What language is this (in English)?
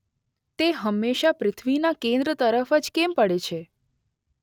Gujarati